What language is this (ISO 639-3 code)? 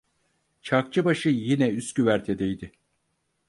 tur